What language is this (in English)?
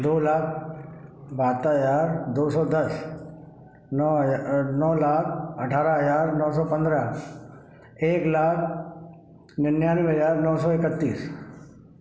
Hindi